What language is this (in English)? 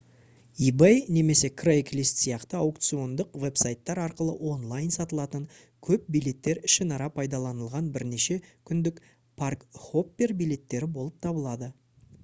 Kazakh